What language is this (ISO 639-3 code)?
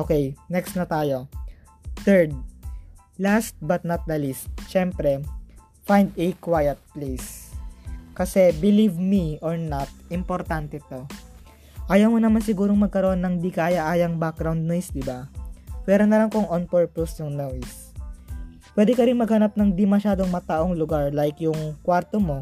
fil